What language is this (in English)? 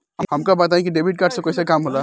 Bhojpuri